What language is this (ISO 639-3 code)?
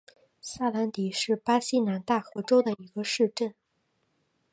zho